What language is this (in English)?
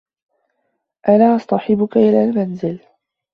Arabic